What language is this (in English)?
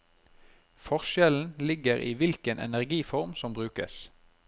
Norwegian